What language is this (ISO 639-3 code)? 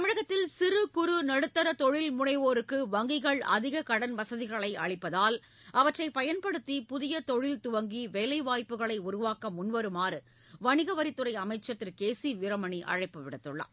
tam